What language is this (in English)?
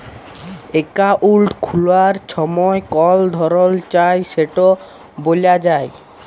Bangla